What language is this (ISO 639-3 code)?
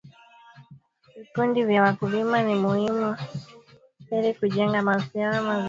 swa